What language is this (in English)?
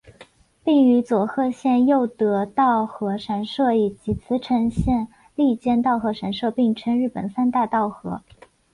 Chinese